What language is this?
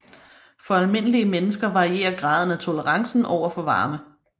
Danish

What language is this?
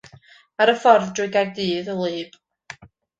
Welsh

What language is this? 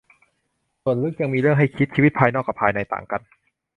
Thai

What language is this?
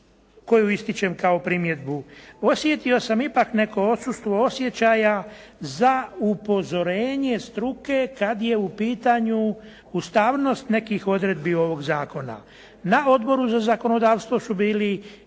Croatian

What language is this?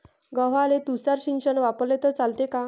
Marathi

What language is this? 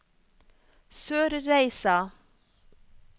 Norwegian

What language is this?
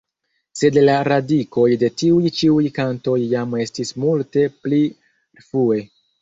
Esperanto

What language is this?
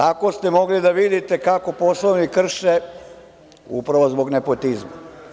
Serbian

